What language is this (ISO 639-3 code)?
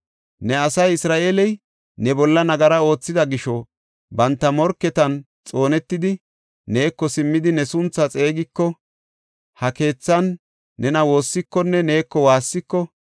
gof